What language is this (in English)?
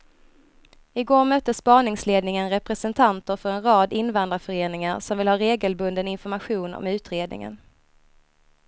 Swedish